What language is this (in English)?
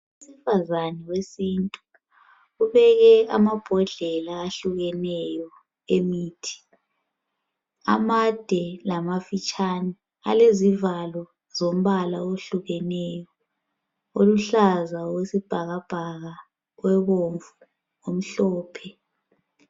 North Ndebele